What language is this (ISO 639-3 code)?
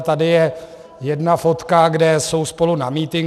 ces